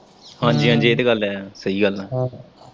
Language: Punjabi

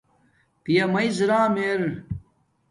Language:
Domaaki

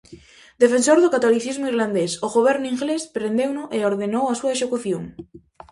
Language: Galician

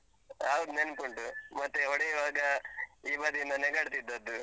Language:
Kannada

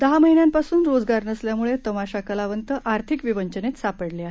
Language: Marathi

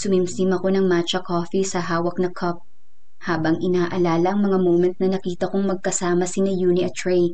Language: Filipino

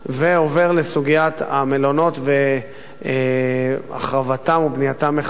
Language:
Hebrew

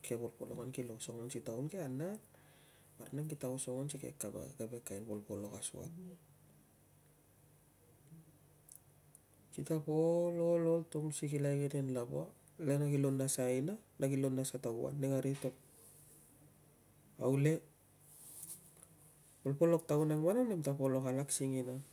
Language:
Tungag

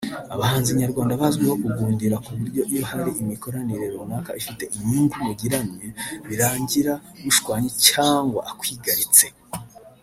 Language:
Kinyarwanda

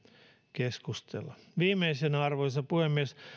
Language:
Finnish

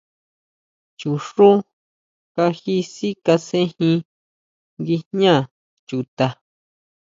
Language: Huautla Mazatec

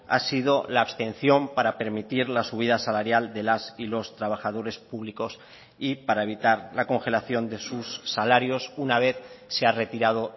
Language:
Spanish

